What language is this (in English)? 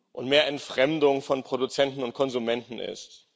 German